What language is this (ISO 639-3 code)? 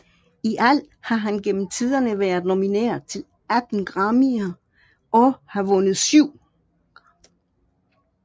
dan